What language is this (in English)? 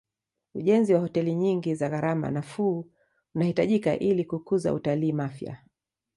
Swahili